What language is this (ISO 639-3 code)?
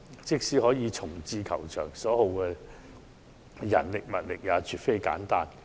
yue